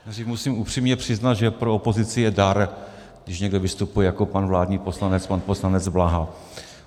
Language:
Czech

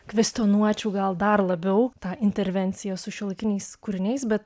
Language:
Lithuanian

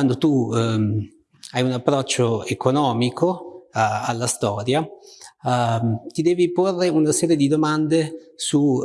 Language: Italian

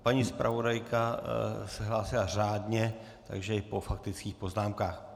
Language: Czech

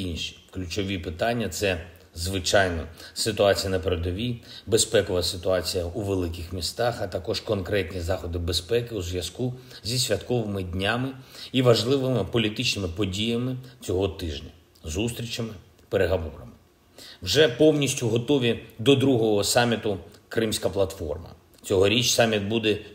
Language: Ukrainian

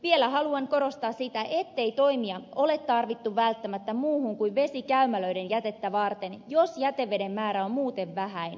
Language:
Finnish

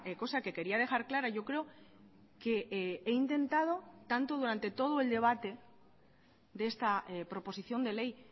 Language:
Spanish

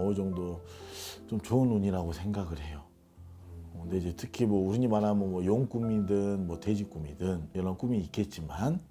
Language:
Korean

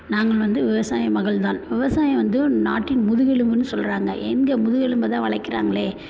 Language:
Tamil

